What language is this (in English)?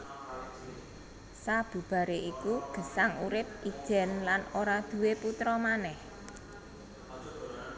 Javanese